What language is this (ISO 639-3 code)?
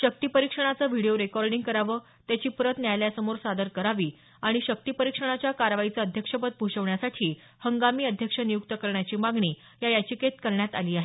mar